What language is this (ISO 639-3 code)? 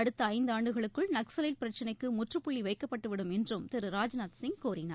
tam